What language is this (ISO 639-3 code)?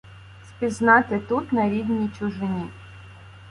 ukr